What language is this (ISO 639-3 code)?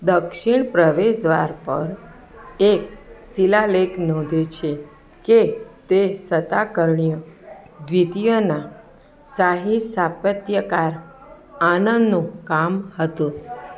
guj